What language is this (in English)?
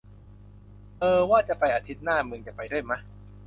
Thai